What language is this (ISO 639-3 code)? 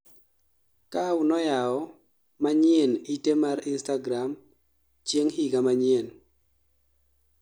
luo